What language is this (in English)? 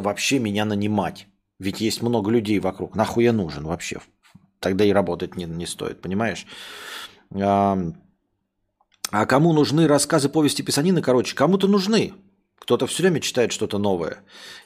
Russian